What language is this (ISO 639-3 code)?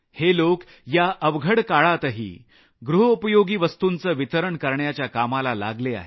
mar